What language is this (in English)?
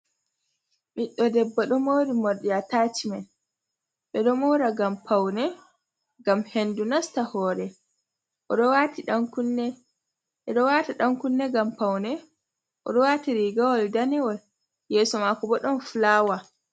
Fula